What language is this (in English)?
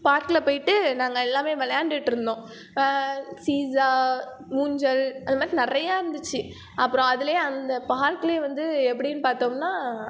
Tamil